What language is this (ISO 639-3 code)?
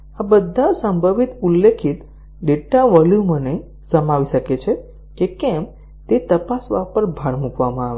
guj